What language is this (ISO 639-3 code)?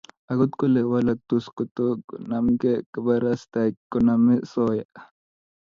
kln